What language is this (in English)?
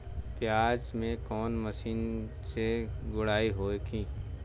Bhojpuri